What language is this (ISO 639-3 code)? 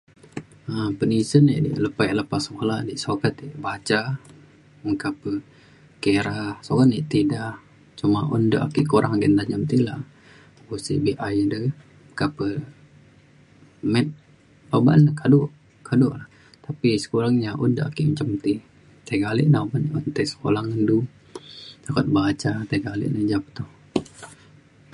xkl